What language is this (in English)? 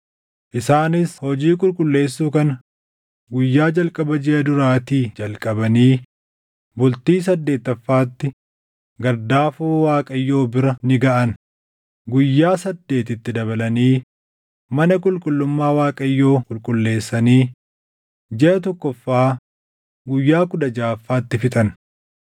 Oromo